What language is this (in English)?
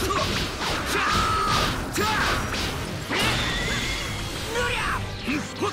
Japanese